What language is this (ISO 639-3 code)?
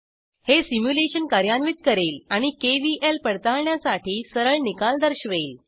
mar